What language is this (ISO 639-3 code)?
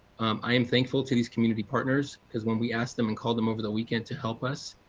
eng